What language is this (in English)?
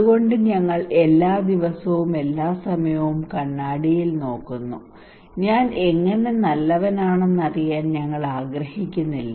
Malayalam